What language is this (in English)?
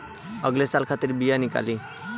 Bhojpuri